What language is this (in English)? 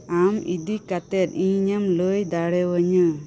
Santali